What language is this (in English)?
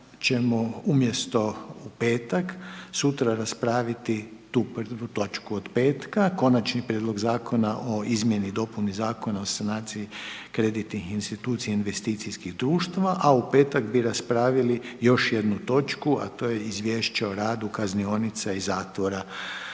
Croatian